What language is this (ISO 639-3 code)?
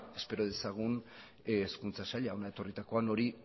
eus